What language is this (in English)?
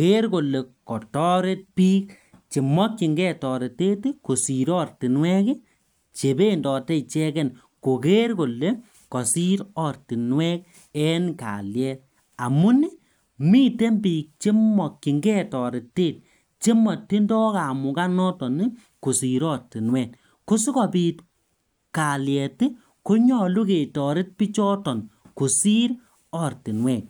Kalenjin